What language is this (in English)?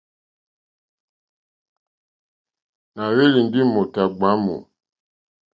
Mokpwe